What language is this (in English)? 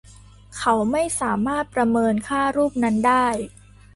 Thai